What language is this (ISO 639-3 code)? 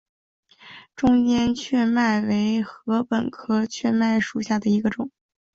zho